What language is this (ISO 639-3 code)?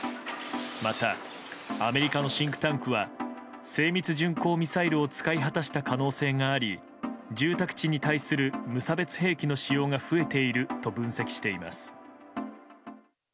jpn